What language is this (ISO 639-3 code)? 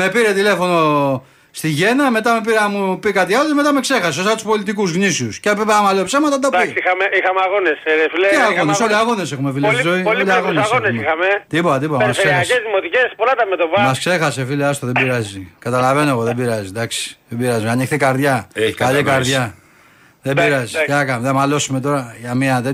ell